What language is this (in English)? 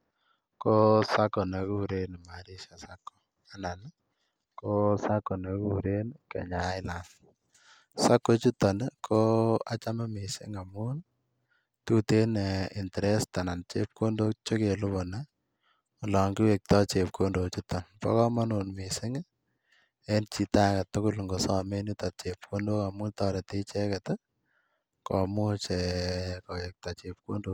Kalenjin